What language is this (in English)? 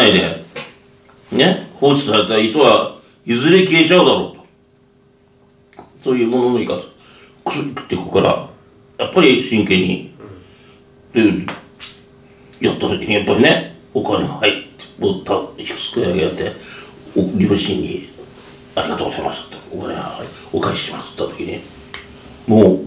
Japanese